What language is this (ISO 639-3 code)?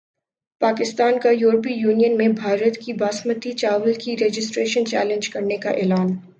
urd